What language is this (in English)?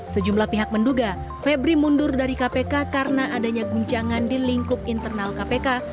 Indonesian